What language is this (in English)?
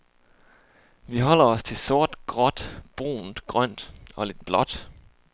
Danish